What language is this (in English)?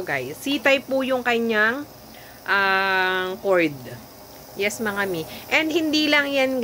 Filipino